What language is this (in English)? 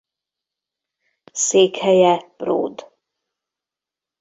Hungarian